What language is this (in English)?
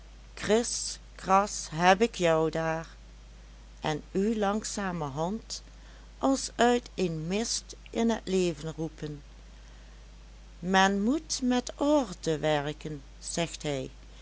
Dutch